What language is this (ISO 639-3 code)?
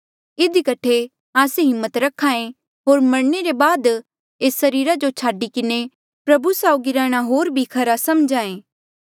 mjl